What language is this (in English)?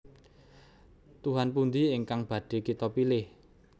Javanese